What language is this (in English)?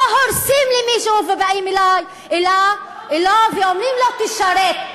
Hebrew